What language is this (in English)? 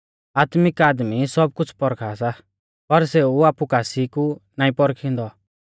Mahasu Pahari